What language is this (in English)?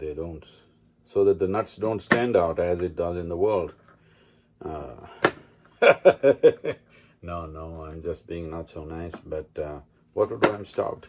English